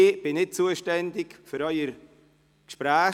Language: Swiss German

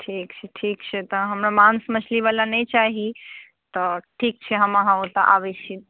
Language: Maithili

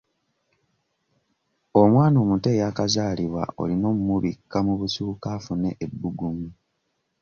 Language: Ganda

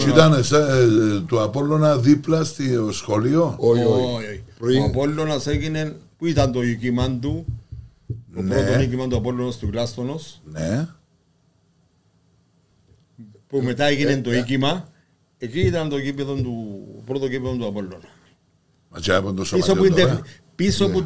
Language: Greek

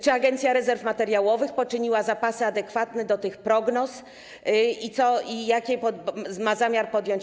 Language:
Polish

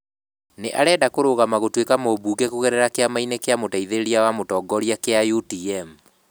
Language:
Kikuyu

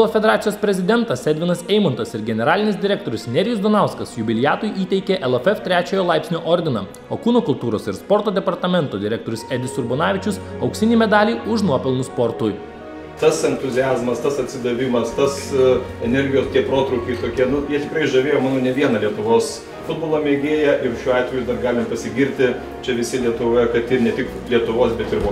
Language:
Lithuanian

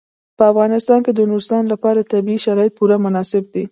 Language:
Pashto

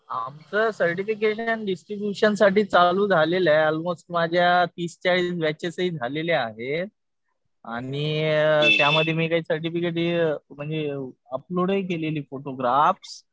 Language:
Marathi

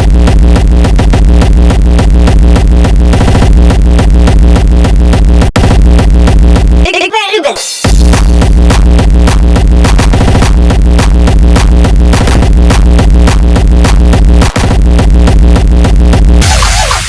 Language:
Dutch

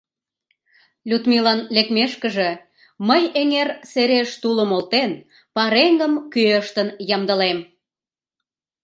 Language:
Mari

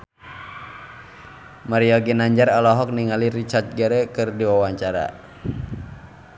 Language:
Sundanese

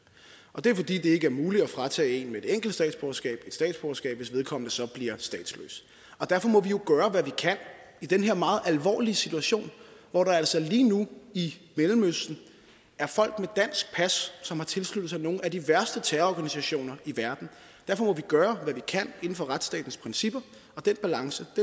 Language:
Danish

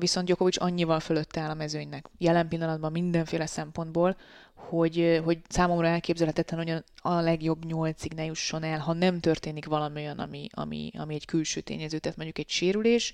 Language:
Hungarian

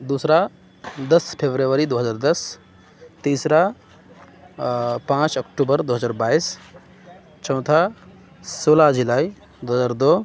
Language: Urdu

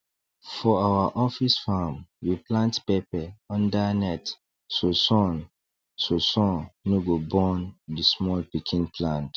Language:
Nigerian Pidgin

